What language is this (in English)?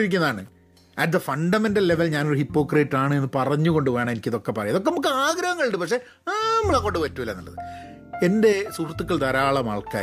Malayalam